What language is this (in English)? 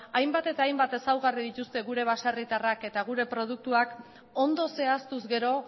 Basque